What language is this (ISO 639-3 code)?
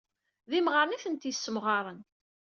kab